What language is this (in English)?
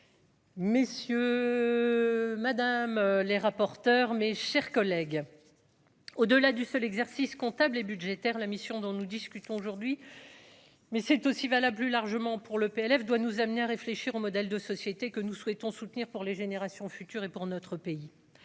French